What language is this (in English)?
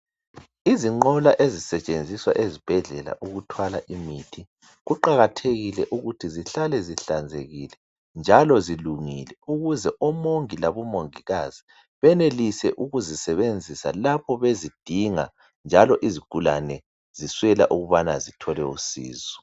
North Ndebele